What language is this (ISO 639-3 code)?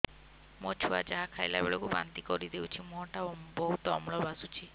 ori